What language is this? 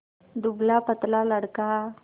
Hindi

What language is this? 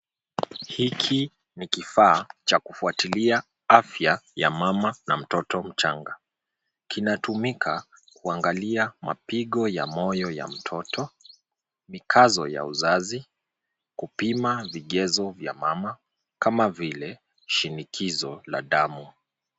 Swahili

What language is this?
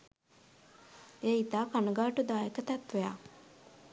Sinhala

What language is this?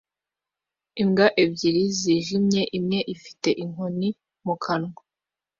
Kinyarwanda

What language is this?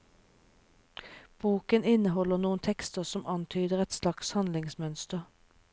Norwegian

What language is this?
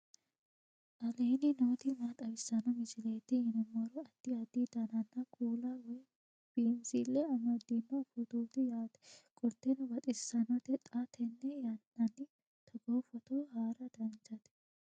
Sidamo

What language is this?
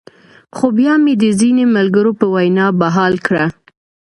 Pashto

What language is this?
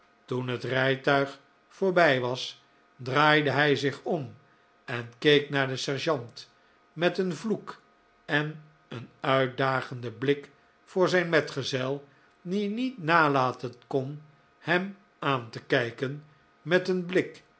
Dutch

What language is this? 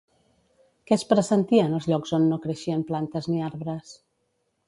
Catalan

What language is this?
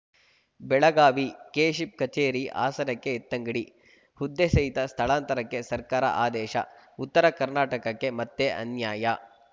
Kannada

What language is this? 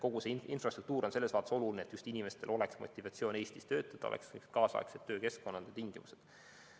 Estonian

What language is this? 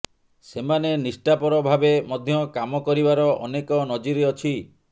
Odia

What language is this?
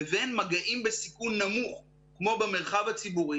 Hebrew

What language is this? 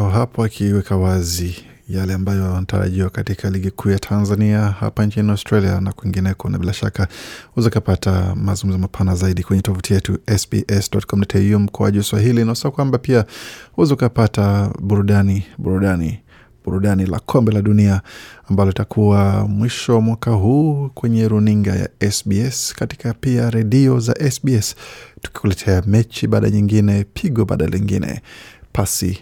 Swahili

